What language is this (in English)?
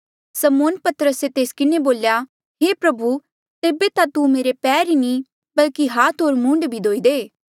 Mandeali